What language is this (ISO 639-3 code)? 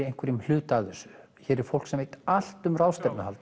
isl